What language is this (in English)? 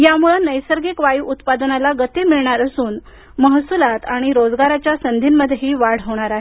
Marathi